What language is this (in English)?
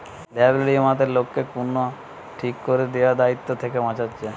Bangla